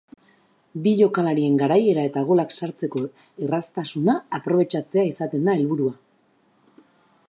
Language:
Basque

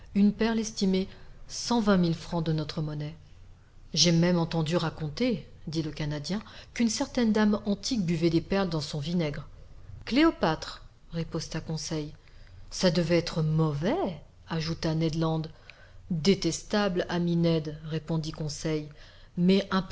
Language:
French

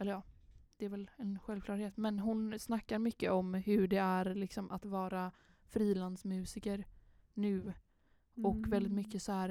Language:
Swedish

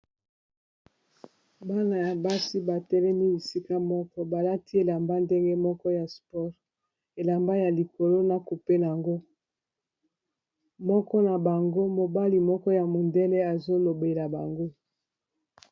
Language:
Lingala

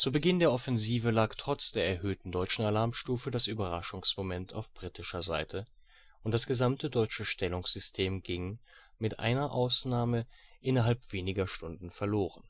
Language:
German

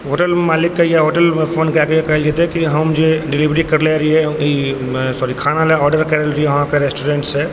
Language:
Maithili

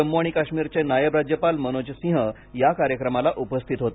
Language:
Marathi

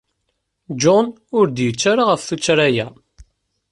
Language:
Kabyle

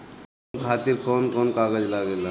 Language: Bhojpuri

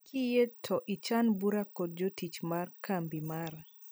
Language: Luo (Kenya and Tanzania)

